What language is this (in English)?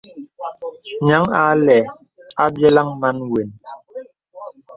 Bebele